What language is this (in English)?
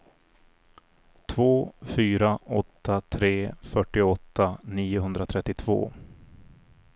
Swedish